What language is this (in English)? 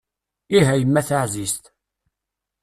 Kabyle